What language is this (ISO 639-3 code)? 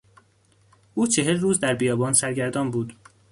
fas